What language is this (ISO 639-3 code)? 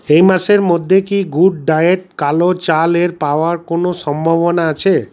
ben